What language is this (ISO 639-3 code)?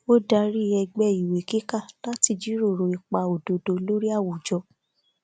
yor